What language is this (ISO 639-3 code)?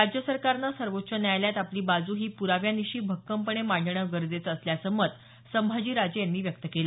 mar